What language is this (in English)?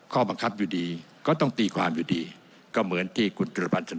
Thai